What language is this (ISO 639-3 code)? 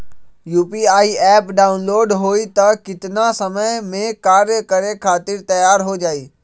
mag